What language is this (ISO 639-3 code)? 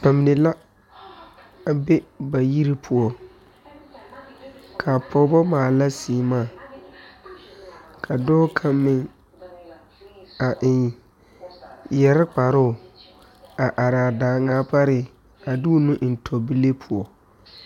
dga